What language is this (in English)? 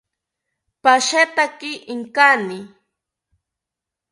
South Ucayali Ashéninka